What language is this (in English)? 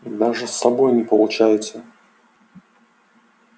Russian